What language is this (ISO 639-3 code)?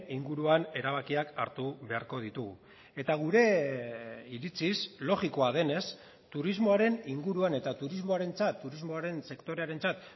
eus